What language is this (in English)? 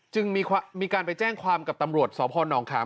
Thai